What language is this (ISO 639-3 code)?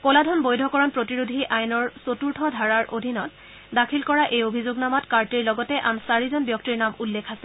asm